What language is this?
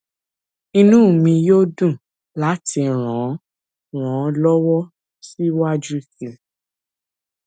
Yoruba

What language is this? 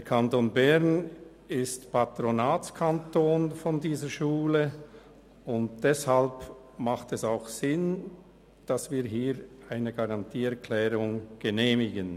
Swiss German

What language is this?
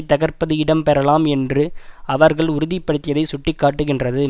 Tamil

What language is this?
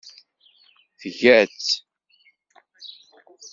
Kabyle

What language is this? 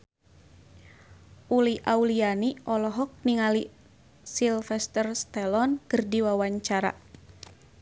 Sundanese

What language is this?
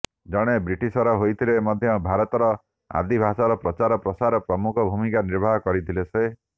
Odia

